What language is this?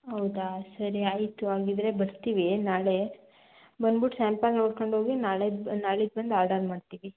Kannada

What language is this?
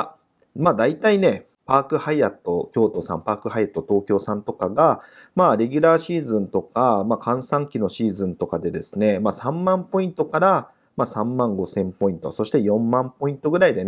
Japanese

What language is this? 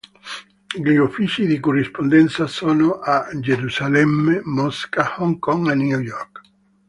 Italian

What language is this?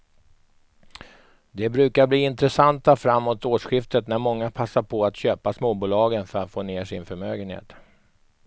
Swedish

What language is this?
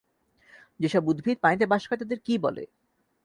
Bangla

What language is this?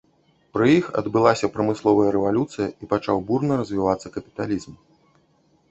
Belarusian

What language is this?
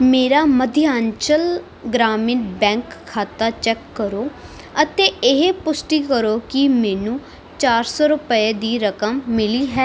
Punjabi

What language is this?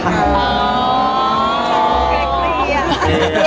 Thai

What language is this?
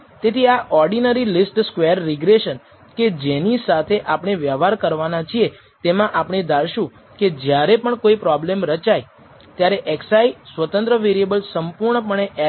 Gujarati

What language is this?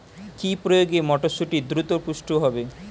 Bangla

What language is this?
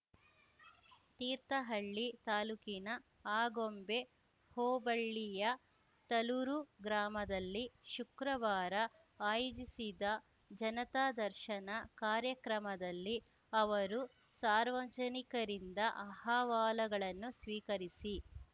Kannada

